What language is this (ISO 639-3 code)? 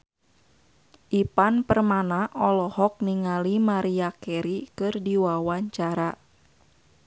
sun